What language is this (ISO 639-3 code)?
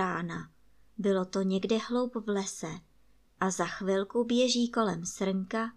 ces